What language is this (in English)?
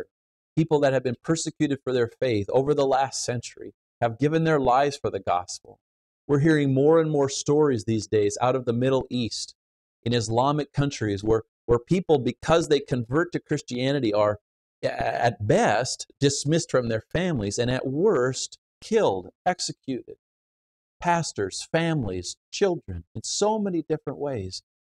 English